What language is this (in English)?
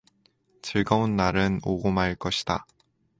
Korean